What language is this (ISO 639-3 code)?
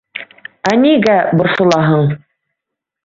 bak